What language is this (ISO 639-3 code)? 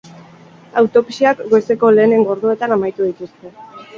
eus